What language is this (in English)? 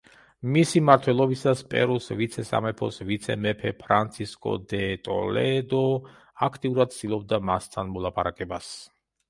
Georgian